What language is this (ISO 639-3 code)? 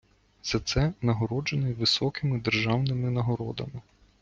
ukr